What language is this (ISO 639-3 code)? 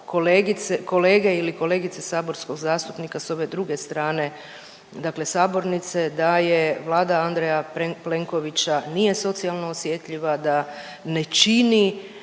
hrv